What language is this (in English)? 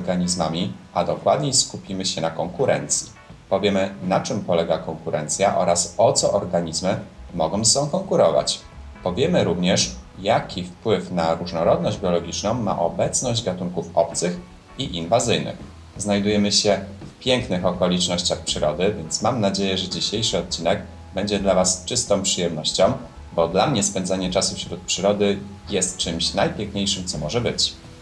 Polish